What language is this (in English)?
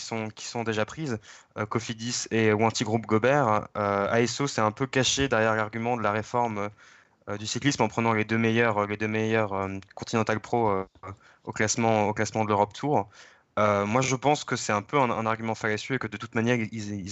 French